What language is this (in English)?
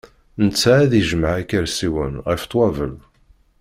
Kabyle